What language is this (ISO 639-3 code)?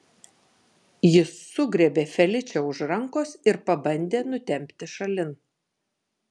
lit